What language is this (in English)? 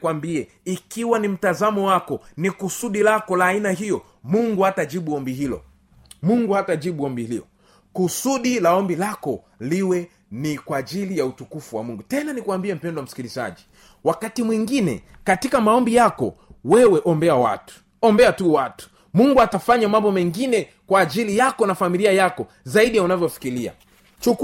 Swahili